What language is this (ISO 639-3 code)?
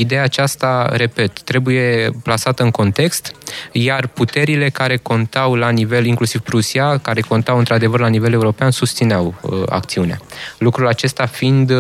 ron